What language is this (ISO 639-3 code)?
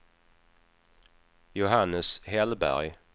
swe